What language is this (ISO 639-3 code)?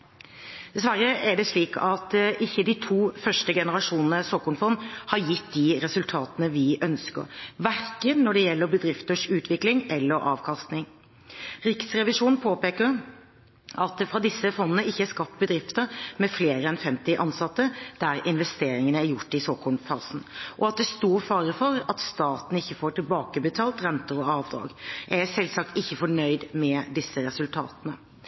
nob